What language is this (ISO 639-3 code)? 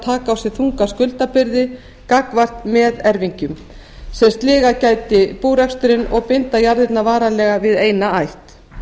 isl